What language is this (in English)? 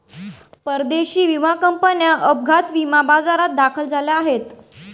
Marathi